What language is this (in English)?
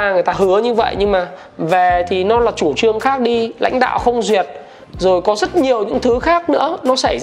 Vietnamese